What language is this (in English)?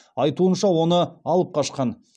Kazakh